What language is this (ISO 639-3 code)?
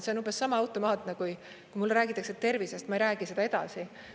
est